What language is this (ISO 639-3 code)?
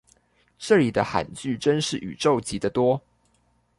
zho